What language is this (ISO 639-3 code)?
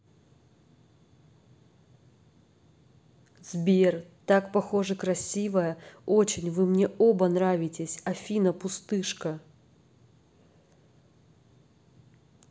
rus